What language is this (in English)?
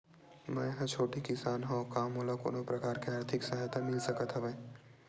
Chhattisgarhi